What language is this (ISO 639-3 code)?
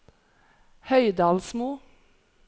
nor